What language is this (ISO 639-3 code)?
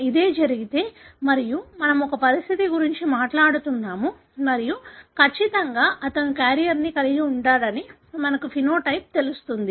tel